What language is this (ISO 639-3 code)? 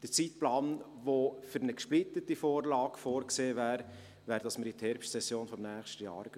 gsw